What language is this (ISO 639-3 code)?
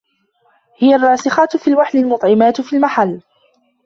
ara